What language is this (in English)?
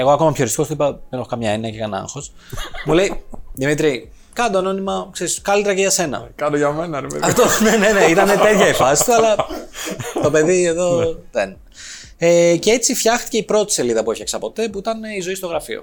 Greek